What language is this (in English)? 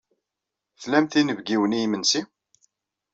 Kabyle